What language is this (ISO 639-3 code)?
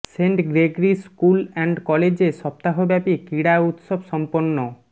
ben